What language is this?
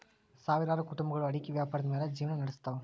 Kannada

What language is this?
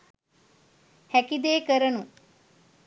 Sinhala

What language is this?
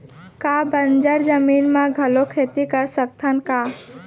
Chhattisgarhi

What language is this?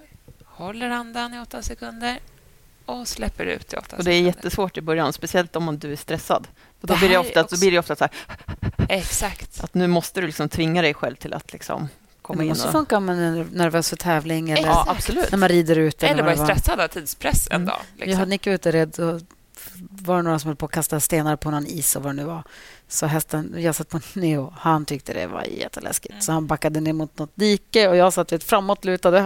Swedish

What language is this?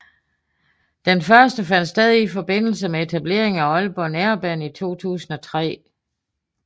Danish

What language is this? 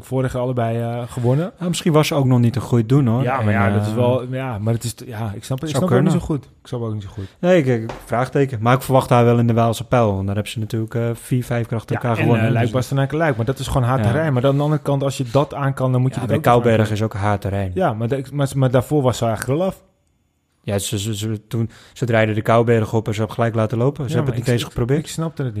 Dutch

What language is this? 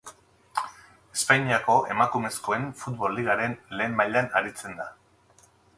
Basque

